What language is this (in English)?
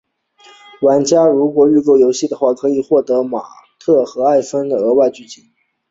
Chinese